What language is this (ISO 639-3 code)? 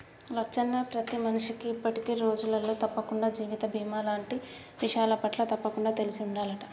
tel